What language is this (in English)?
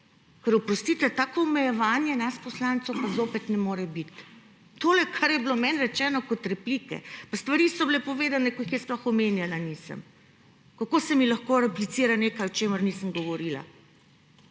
Slovenian